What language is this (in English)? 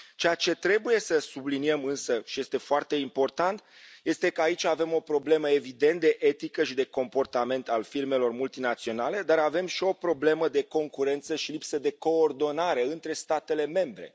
Romanian